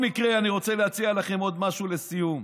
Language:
Hebrew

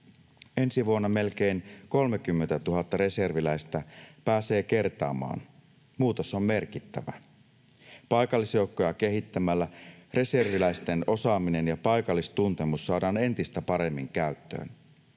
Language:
Finnish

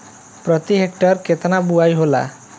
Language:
Bhojpuri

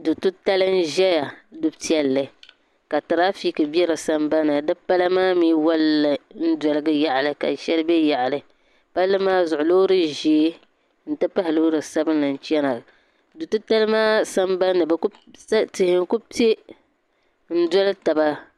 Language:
Dagbani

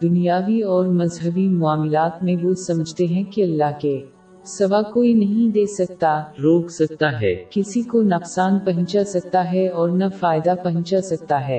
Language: Urdu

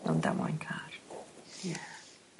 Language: Welsh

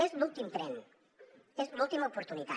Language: Catalan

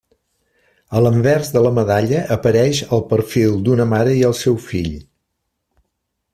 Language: Catalan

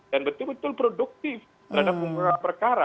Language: Indonesian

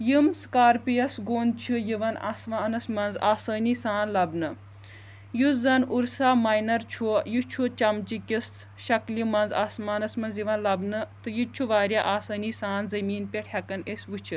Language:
Kashmiri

